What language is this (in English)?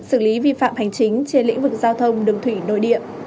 Vietnamese